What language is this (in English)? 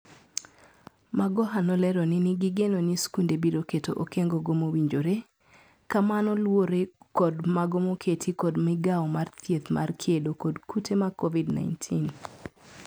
Luo (Kenya and Tanzania)